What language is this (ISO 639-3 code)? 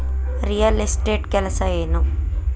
kan